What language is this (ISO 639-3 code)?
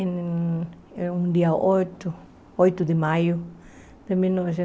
por